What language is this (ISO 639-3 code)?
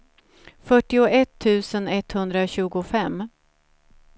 swe